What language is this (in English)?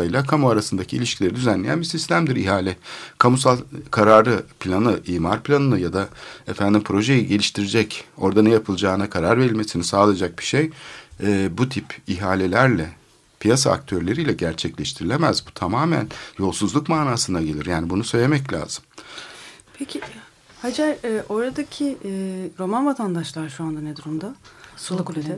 Turkish